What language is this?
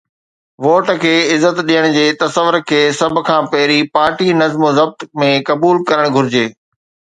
Sindhi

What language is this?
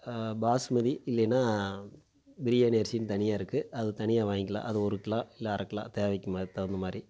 Tamil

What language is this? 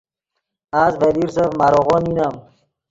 Yidgha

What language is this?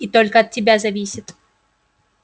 Russian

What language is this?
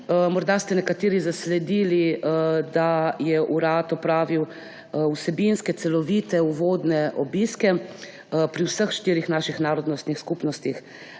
Slovenian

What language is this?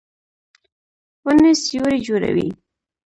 Pashto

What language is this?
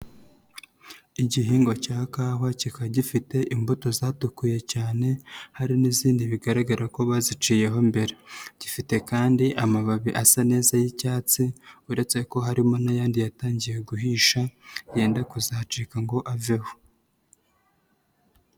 Kinyarwanda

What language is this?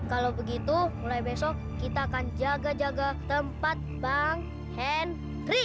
Indonesian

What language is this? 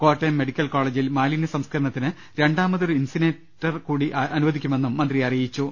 Malayalam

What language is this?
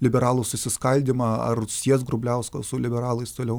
Lithuanian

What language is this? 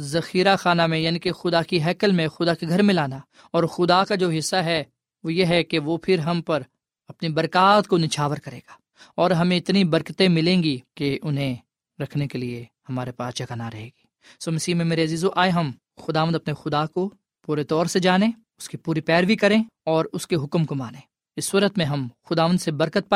Urdu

